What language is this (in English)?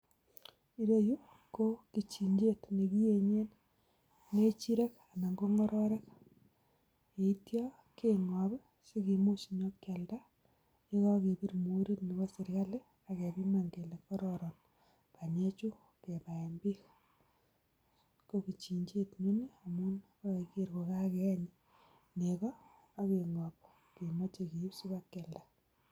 Kalenjin